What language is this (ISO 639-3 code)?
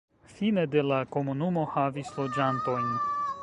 epo